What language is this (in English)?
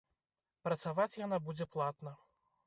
Belarusian